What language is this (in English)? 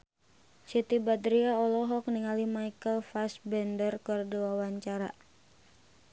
Sundanese